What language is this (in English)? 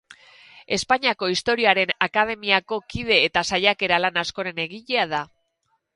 Basque